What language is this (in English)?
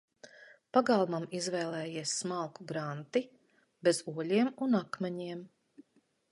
Latvian